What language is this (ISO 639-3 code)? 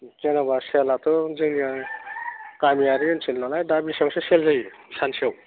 brx